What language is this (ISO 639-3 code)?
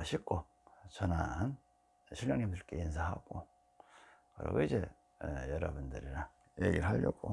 kor